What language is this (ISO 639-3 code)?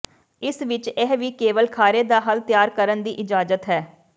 pan